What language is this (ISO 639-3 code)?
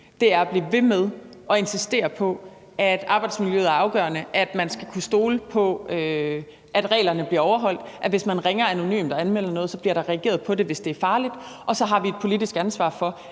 dan